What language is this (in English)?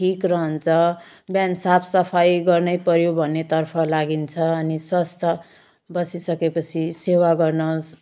Nepali